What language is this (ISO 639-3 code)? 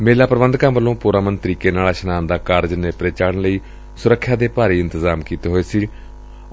pan